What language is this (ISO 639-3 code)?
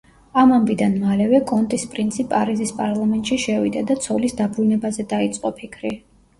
kat